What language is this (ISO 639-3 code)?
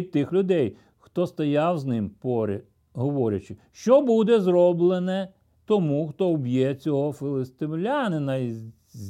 ukr